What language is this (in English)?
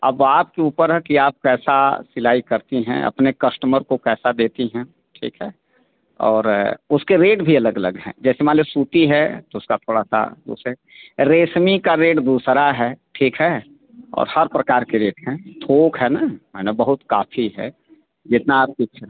Hindi